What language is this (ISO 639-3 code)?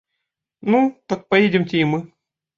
rus